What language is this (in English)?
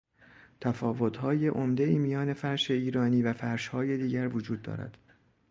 Persian